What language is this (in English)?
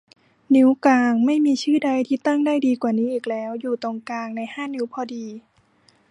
Thai